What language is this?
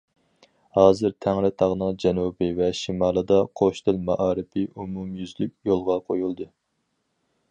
Uyghur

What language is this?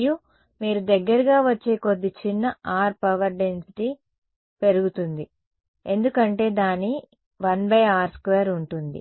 Telugu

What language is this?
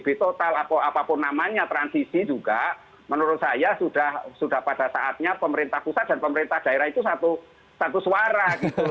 Indonesian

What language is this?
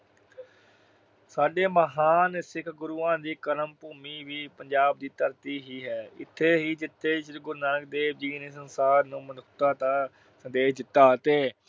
Punjabi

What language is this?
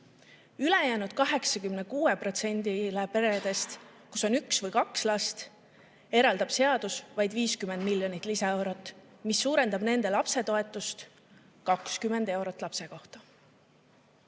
Estonian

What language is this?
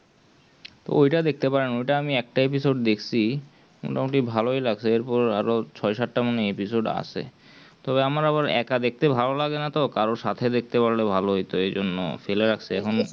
Bangla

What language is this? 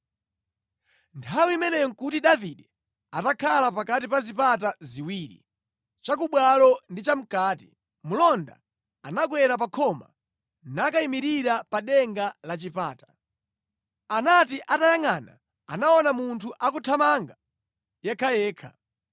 Nyanja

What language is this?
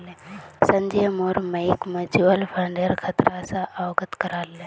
Magahi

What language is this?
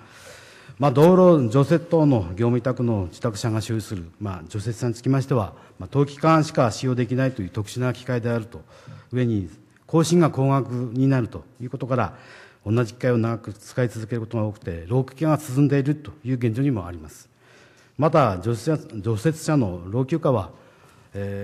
Japanese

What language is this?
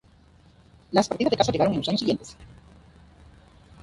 Spanish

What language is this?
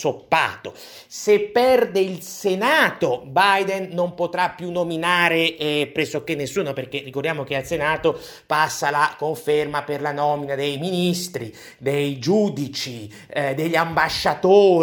Italian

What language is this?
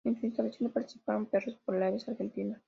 Spanish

